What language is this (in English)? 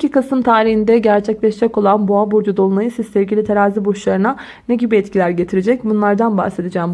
Turkish